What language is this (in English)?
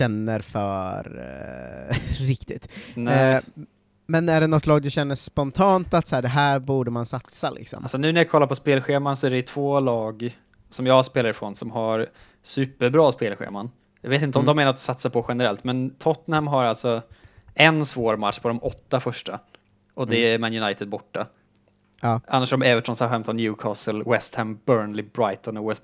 Swedish